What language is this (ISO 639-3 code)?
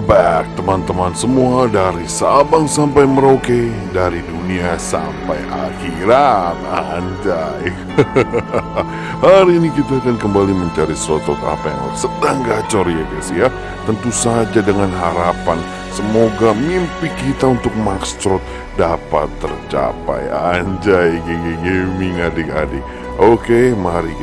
ind